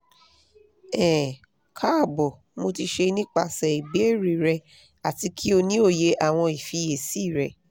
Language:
Yoruba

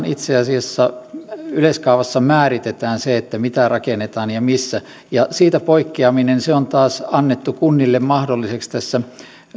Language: Finnish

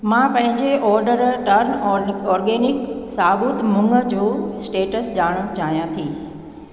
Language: Sindhi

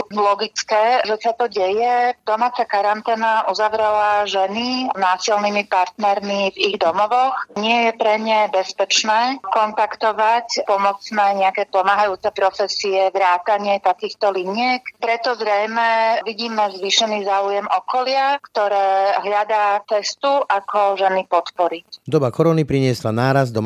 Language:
Slovak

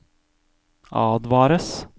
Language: Norwegian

